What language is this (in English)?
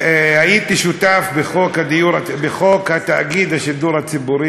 Hebrew